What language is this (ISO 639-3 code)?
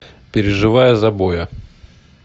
rus